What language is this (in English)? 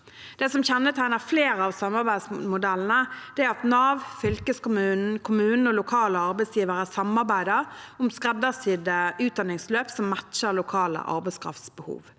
Norwegian